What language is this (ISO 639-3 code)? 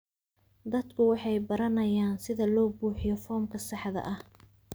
som